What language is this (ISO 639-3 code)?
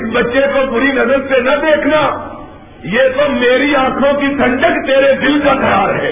urd